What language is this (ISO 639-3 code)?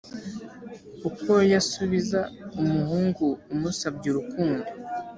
kin